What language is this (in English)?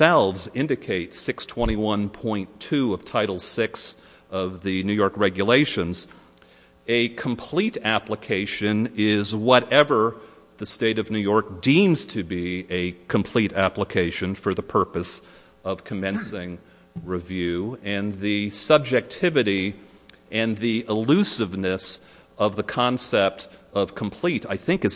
English